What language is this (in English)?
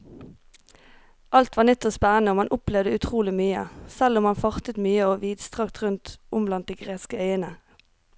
Norwegian